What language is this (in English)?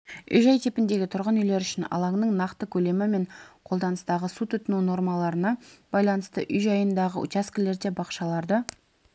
Kazakh